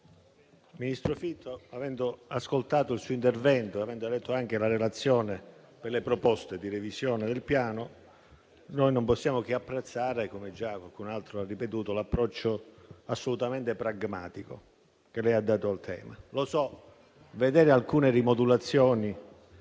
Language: Italian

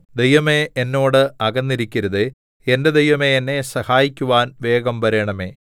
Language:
Malayalam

